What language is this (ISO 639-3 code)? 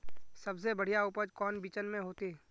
mag